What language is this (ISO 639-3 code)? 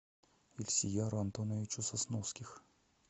rus